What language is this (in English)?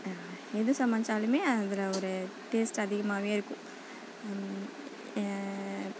Tamil